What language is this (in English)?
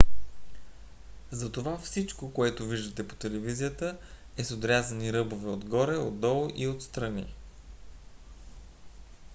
Bulgarian